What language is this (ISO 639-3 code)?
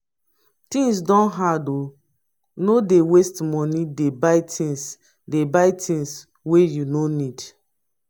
pcm